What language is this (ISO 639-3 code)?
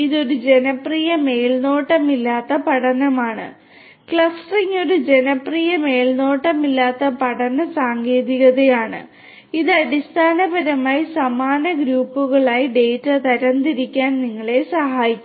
mal